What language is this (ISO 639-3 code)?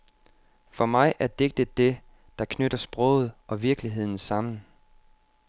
dan